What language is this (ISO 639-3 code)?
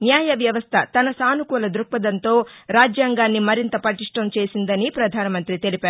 tel